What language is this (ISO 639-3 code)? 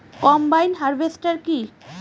ben